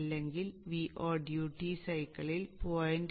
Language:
Malayalam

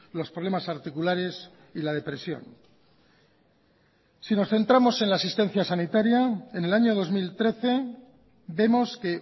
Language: Spanish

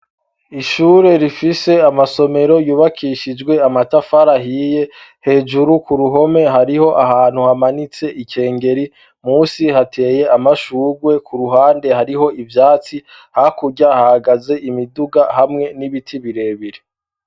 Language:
Rundi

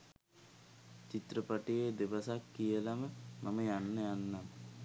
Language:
Sinhala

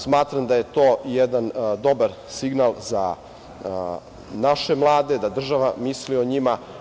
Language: Serbian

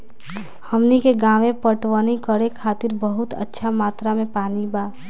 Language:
Bhojpuri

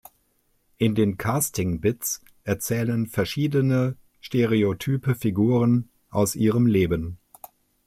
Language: German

